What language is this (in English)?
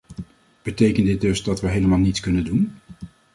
Dutch